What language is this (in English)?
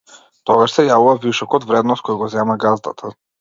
Macedonian